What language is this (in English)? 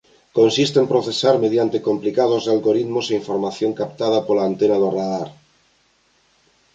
Galician